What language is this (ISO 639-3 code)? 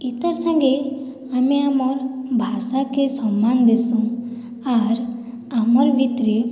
ori